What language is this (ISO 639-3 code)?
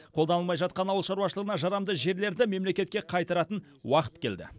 kaz